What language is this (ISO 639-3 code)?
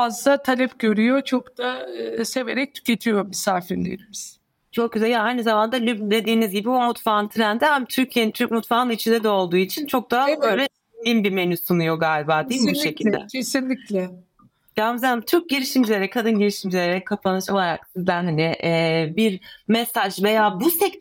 tur